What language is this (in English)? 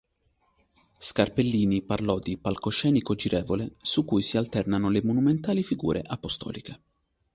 Italian